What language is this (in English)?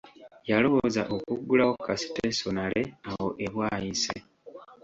Ganda